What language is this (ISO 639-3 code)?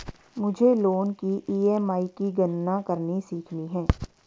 hin